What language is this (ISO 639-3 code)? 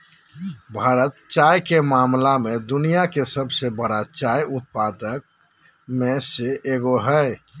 mag